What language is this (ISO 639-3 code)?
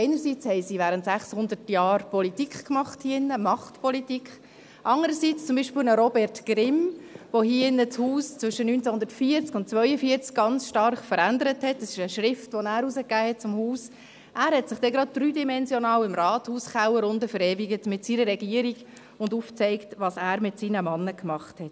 gsw